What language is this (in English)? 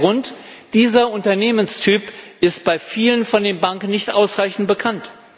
German